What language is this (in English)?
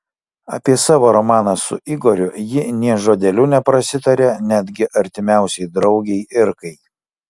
Lithuanian